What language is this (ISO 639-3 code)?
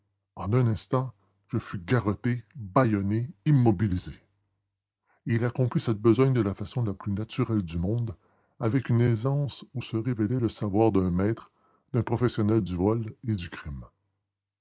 fra